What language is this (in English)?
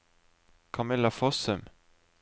Norwegian